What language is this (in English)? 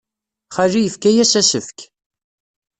Kabyle